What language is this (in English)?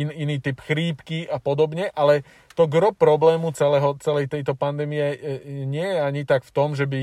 Slovak